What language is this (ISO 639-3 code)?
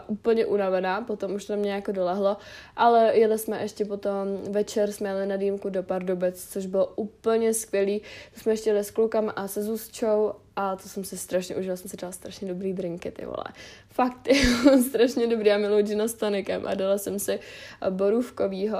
ces